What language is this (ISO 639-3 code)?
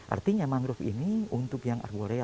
ind